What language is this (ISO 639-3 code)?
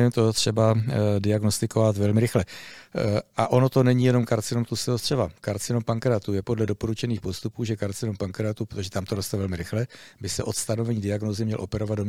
ces